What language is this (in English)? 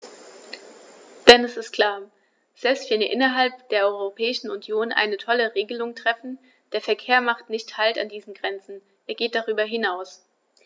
German